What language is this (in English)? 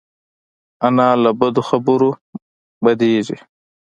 Pashto